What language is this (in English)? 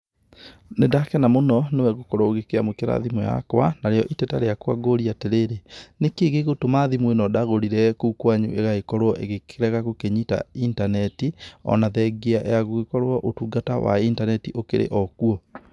Kikuyu